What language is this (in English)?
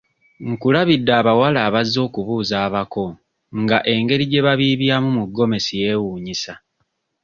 Ganda